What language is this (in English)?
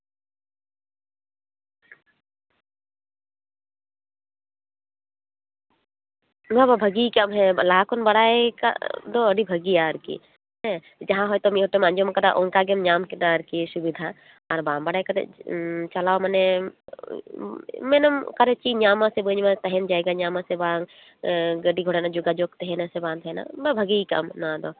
Santali